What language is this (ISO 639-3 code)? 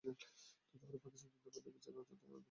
ben